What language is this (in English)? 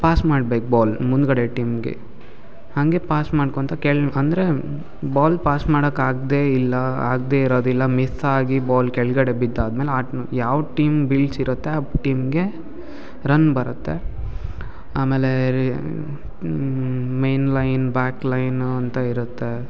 Kannada